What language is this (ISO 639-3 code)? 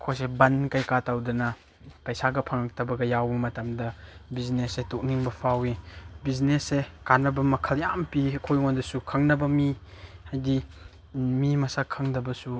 mni